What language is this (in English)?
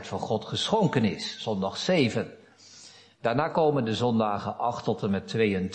Dutch